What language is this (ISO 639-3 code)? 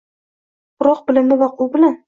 uzb